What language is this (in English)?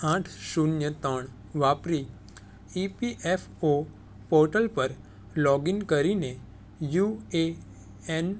Gujarati